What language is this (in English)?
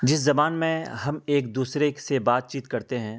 Urdu